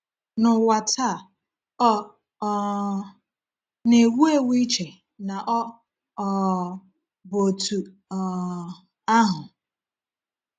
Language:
Igbo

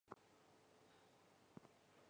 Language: Chinese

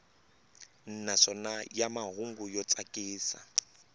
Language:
Tsonga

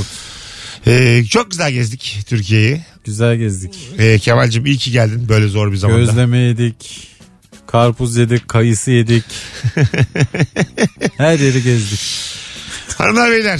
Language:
Turkish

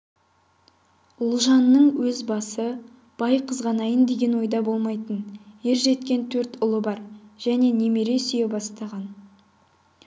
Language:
Kazakh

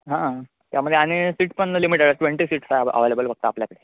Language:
Marathi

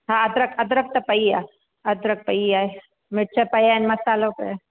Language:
Sindhi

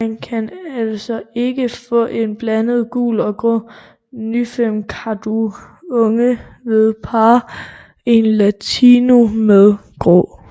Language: Danish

